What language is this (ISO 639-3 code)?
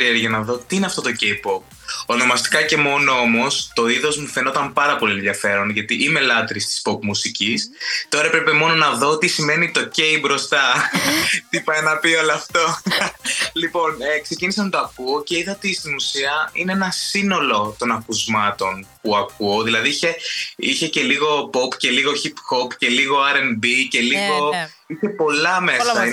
ell